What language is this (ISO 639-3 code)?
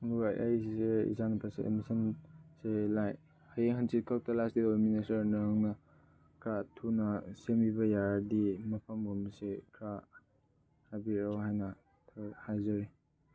mni